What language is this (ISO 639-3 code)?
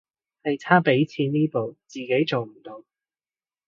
yue